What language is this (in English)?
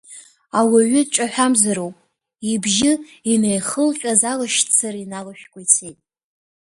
Abkhazian